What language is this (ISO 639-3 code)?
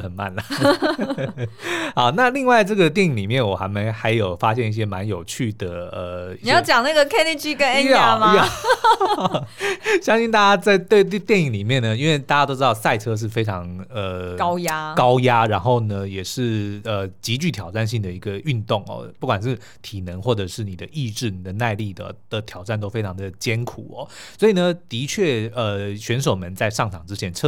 zho